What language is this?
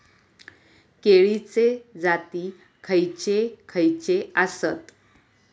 Marathi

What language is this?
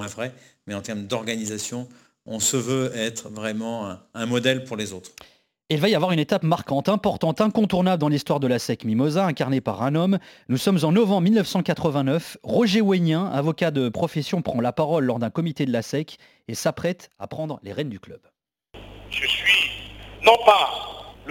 French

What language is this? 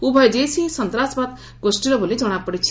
Odia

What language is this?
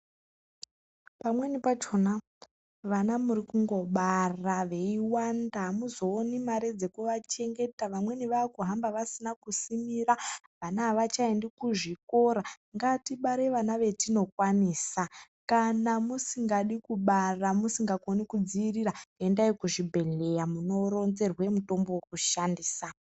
Ndau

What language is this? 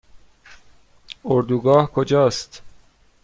Persian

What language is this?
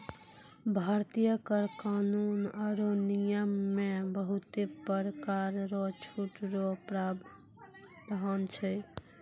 Maithili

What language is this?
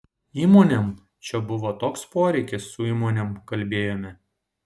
Lithuanian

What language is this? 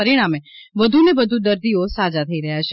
Gujarati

